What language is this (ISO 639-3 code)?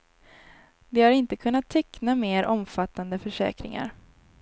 swe